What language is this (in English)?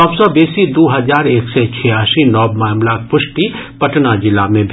Maithili